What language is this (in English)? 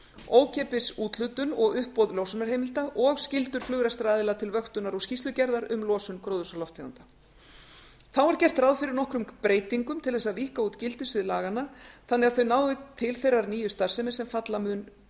Icelandic